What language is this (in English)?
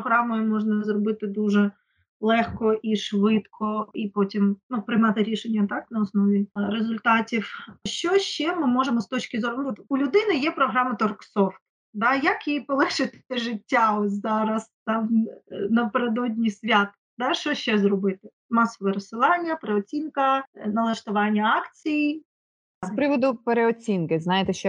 Ukrainian